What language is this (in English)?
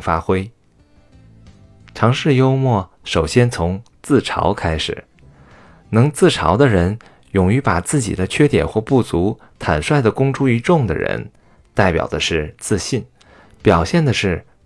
Chinese